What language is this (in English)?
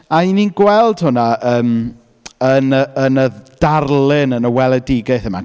Welsh